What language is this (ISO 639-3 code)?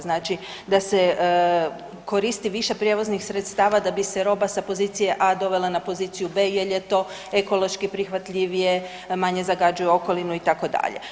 hrv